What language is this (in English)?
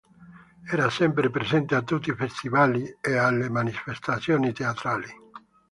Italian